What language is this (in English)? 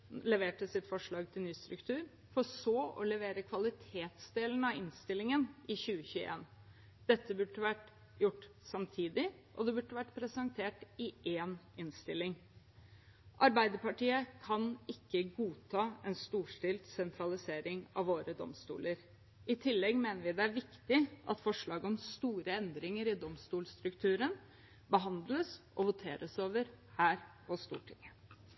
Norwegian Bokmål